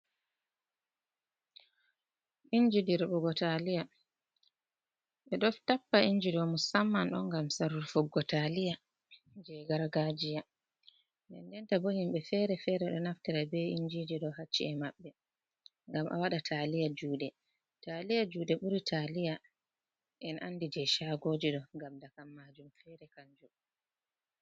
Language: Fula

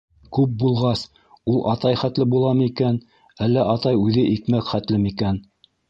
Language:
Bashkir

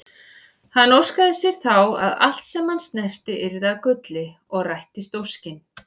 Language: Icelandic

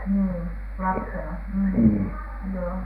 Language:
Finnish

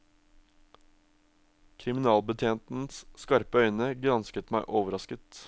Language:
Norwegian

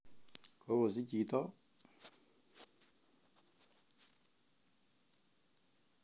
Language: Kalenjin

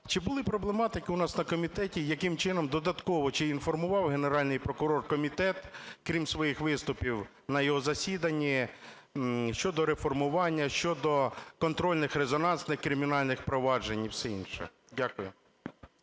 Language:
Ukrainian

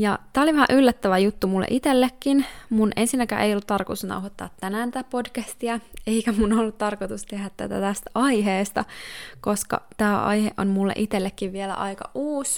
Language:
Finnish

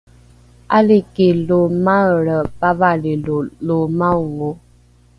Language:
Rukai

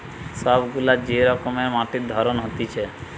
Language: Bangla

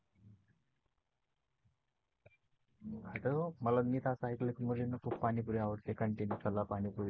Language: Marathi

